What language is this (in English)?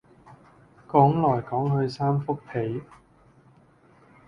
Cantonese